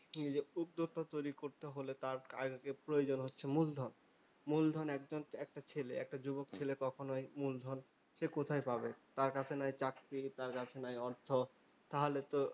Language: Bangla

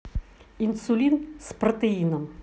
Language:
Russian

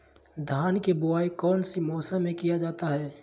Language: Magahi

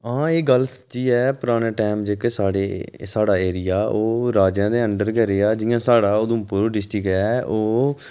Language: Dogri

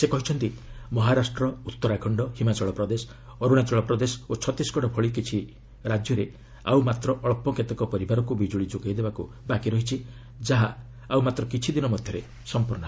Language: Odia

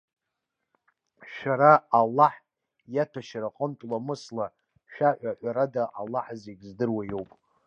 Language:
Abkhazian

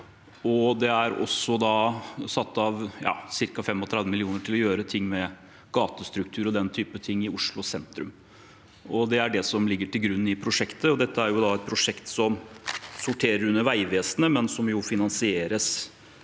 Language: Norwegian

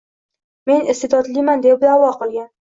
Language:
Uzbek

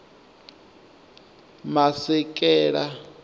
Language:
Venda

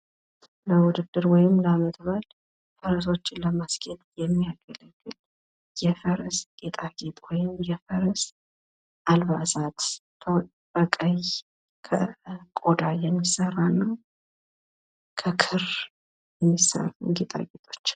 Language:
Amharic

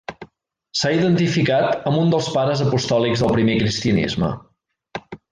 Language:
Catalan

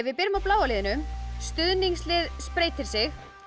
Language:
Icelandic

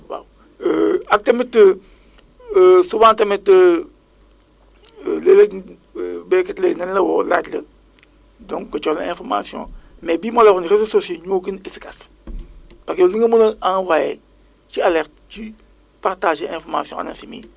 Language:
Wolof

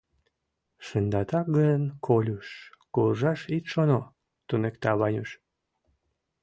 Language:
Mari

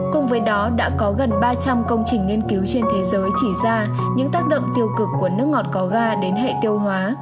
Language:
Vietnamese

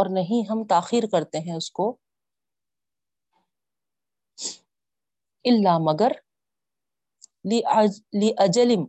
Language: Urdu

